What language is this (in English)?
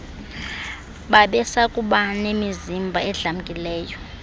Xhosa